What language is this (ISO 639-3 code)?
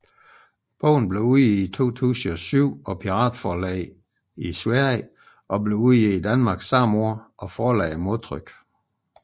dan